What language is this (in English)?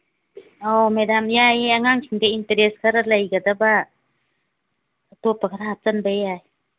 Manipuri